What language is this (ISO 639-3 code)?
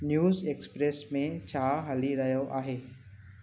snd